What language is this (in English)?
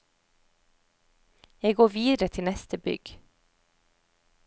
Norwegian